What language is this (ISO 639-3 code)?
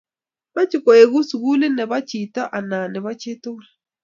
kln